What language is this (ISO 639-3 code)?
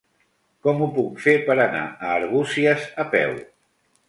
cat